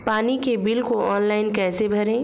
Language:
Hindi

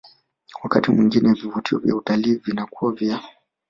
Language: Swahili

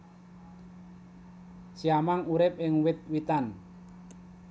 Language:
Javanese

